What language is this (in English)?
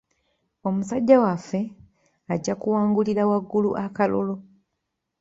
Ganda